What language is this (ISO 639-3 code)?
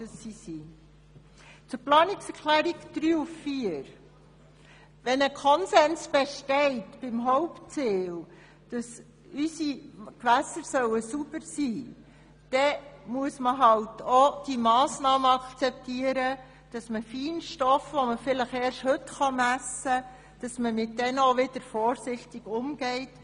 gsw